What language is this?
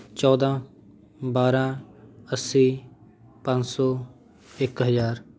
Punjabi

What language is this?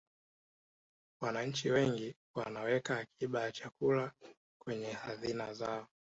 Swahili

